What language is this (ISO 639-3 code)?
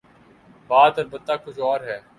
urd